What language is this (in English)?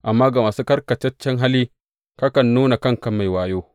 Hausa